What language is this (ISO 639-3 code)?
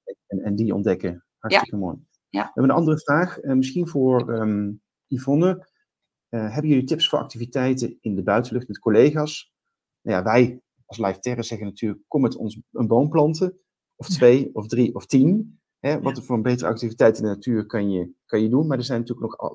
nld